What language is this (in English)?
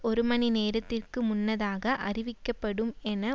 Tamil